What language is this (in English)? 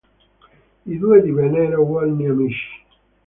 Italian